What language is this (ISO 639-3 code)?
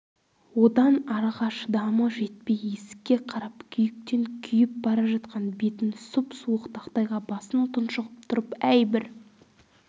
kaz